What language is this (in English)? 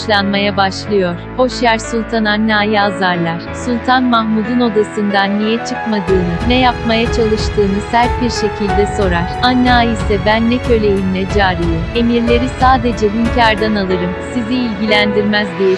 Turkish